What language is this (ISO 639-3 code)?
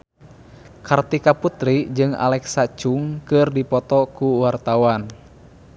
sun